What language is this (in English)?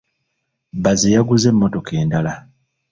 Ganda